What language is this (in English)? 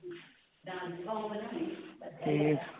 Punjabi